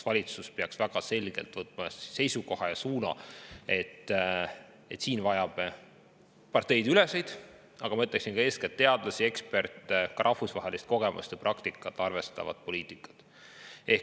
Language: Estonian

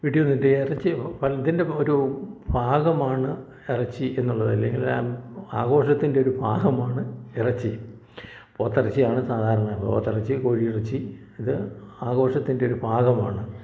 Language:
Malayalam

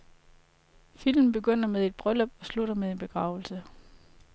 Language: Danish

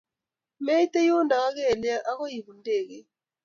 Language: Kalenjin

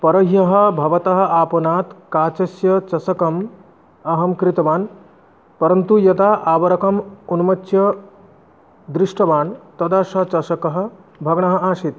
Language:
Sanskrit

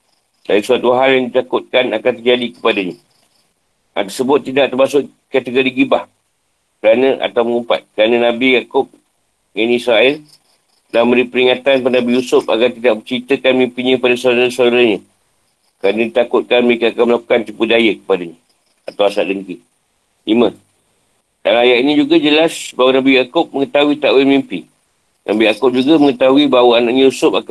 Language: Malay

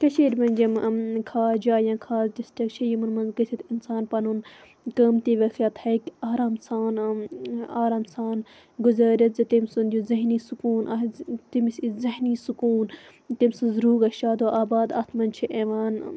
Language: Kashmiri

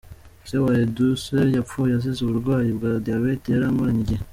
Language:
Kinyarwanda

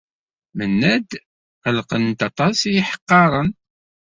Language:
Kabyle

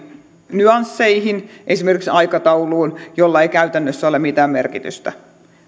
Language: Finnish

